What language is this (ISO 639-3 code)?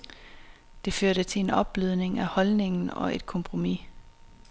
dan